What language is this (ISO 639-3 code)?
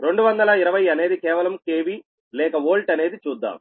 tel